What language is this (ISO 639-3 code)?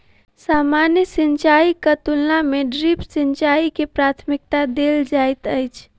mai